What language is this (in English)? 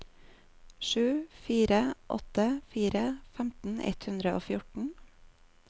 Norwegian